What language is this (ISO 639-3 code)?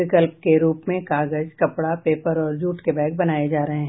hin